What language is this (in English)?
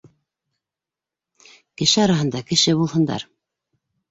Bashkir